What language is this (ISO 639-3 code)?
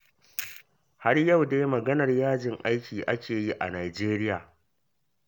hau